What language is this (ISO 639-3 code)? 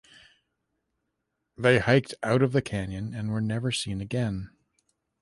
eng